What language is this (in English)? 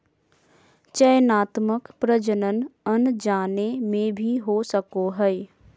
Magahi